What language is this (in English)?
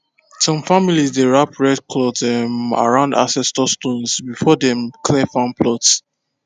Nigerian Pidgin